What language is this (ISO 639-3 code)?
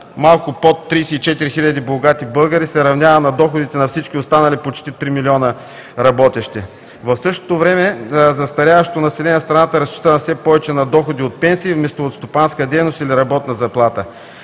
bul